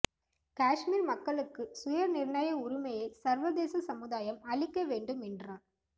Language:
Tamil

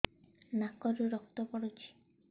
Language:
Odia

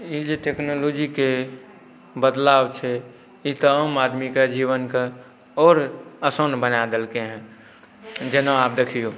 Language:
Maithili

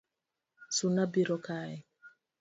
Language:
Luo (Kenya and Tanzania)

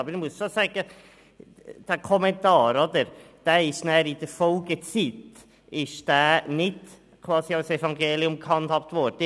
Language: Swiss German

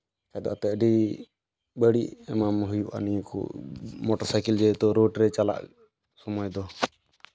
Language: Santali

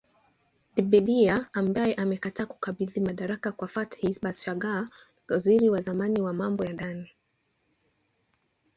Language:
Swahili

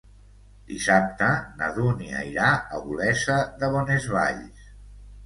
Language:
Catalan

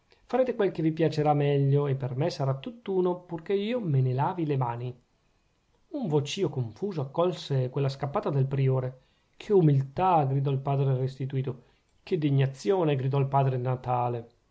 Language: Italian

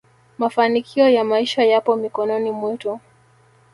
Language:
Swahili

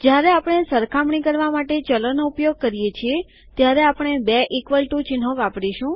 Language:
Gujarati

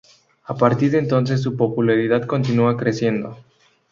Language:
Spanish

